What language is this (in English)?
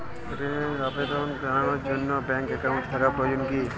Bangla